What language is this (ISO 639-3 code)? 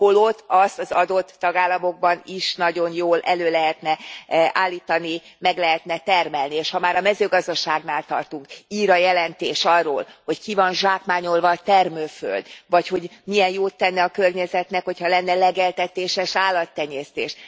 hun